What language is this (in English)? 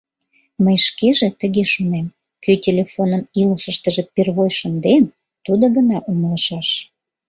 Mari